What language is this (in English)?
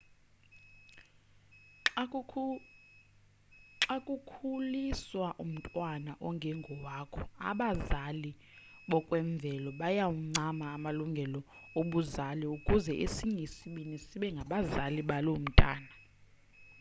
Xhosa